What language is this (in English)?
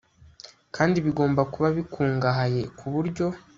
Kinyarwanda